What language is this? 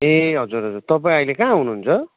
Nepali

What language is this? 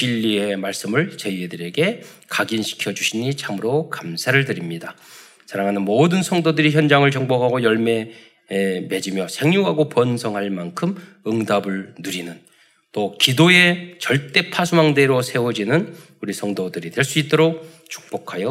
Korean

